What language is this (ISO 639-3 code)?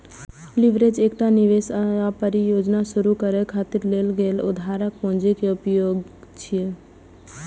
mai